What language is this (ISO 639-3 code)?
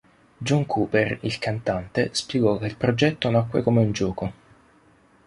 ita